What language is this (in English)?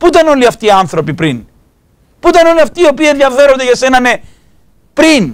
Greek